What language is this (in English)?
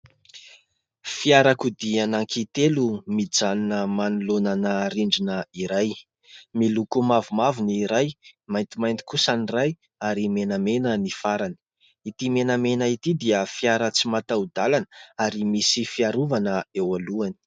Malagasy